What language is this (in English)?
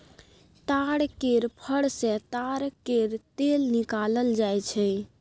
Maithili